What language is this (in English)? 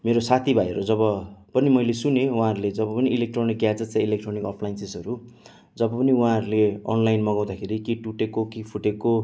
Nepali